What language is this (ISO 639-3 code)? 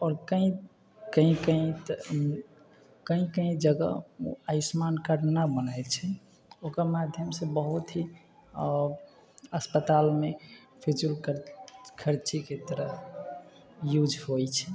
mai